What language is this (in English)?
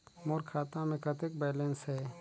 Chhattisgarhi